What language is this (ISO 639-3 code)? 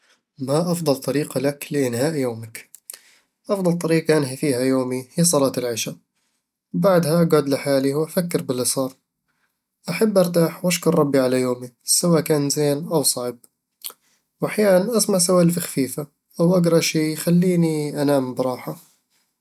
avl